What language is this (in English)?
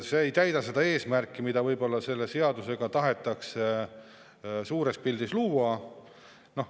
Estonian